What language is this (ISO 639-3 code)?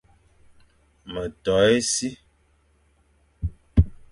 fan